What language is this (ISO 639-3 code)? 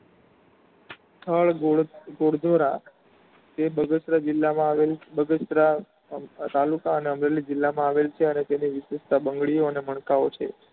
guj